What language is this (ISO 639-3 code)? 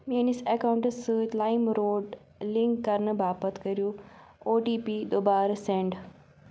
kas